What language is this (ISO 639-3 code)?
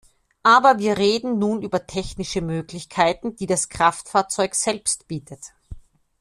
deu